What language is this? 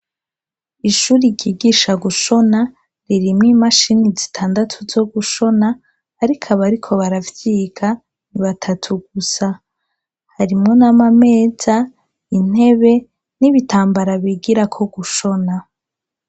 Rundi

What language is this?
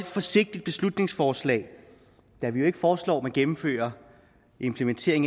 Danish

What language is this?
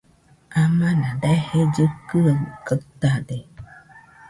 Nüpode Huitoto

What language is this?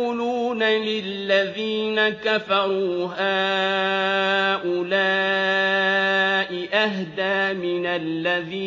Arabic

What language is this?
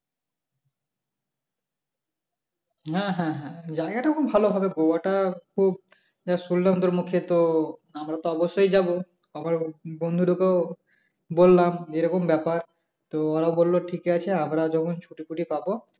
Bangla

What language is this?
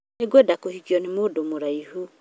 Kikuyu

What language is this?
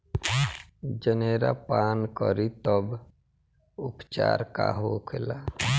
Bhojpuri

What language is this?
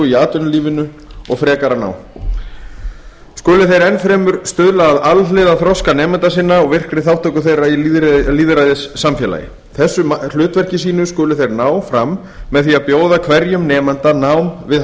Icelandic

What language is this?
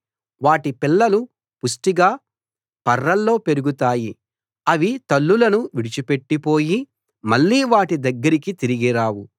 Telugu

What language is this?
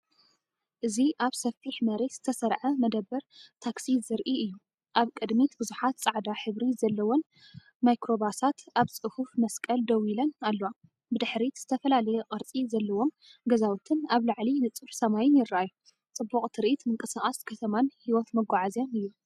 Tigrinya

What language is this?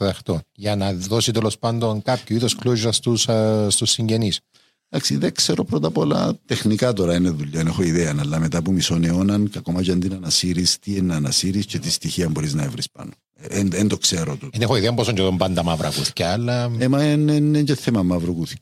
Greek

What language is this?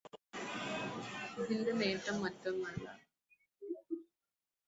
Malayalam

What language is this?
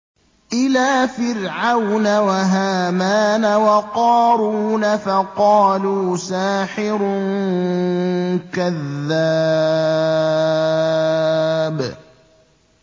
Arabic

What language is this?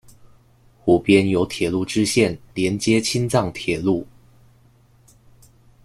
Chinese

